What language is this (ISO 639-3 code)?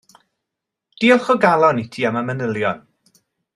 cym